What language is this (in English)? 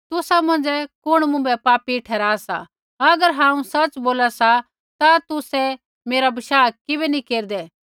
Kullu Pahari